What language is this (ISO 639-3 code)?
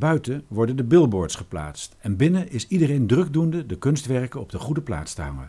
nld